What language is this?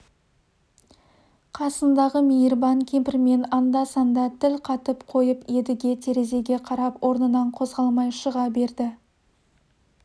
Kazakh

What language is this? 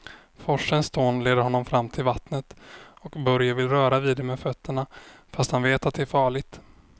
Swedish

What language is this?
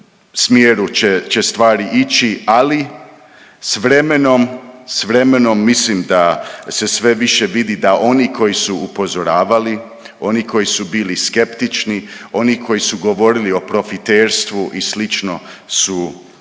Croatian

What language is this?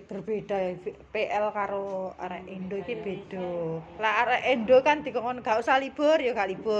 Indonesian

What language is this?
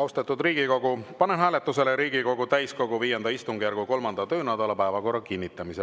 Estonian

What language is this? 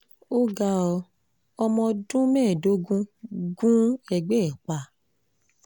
Yoruba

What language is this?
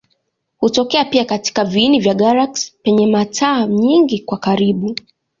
Swahili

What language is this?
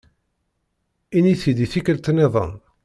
Kabyle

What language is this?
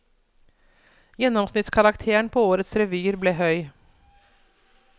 Norwegian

